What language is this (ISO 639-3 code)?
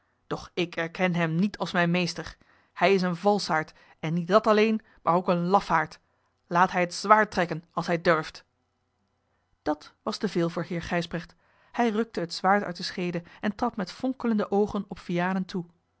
nld